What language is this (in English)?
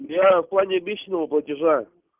Russian